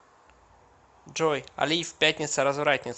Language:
Russian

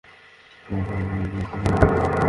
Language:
Bangla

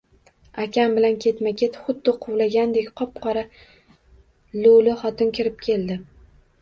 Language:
Uzbek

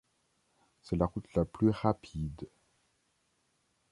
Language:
French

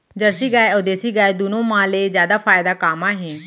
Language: Chhattisgarhi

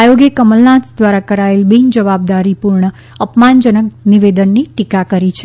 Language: Gujarati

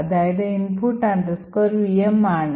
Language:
Malayalam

